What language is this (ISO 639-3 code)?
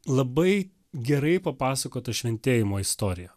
lit